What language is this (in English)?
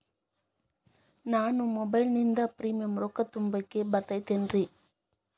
Kannada